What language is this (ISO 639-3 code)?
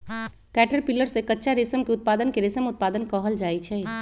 mag